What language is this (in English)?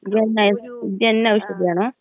Malayalam